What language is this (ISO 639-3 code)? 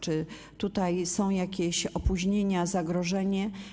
pol